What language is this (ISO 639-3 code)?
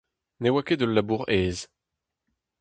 bre